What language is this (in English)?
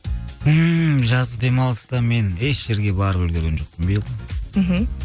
Kazakh